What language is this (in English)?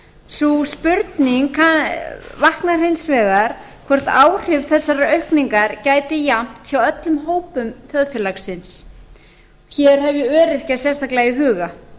Icelandic